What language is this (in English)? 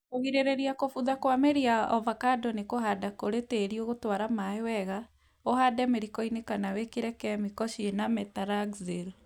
Kikuyu